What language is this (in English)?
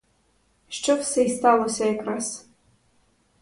Ukrainian